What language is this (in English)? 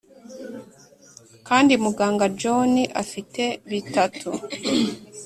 Kinyarwanda